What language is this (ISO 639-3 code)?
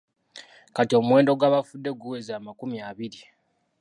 lug